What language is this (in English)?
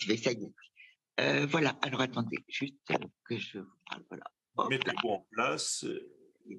French